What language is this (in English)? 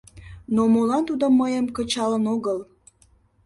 Mari